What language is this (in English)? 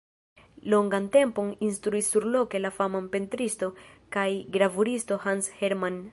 Esperanto